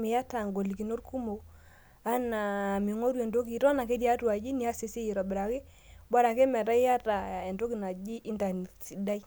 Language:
Masai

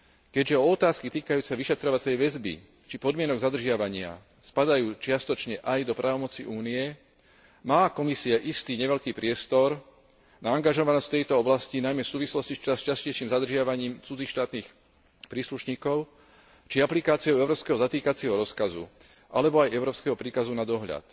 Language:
Slovak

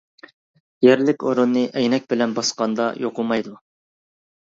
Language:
Uyghur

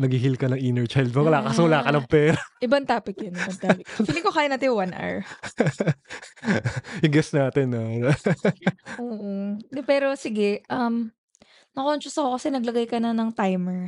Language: Filipino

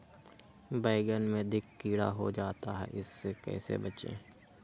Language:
Magahi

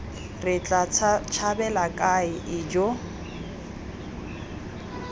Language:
Tswana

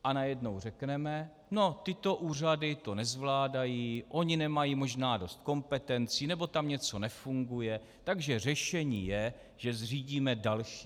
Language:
Czech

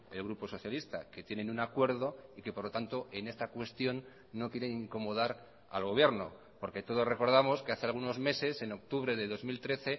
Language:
Spanish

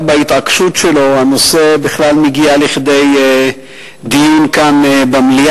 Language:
Hebrew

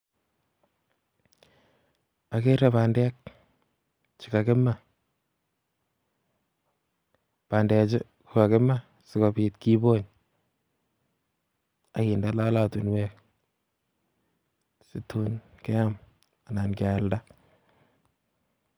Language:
Kalenjin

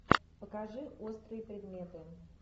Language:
Russian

